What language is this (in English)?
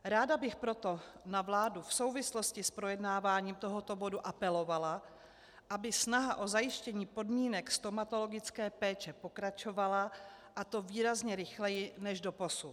Czech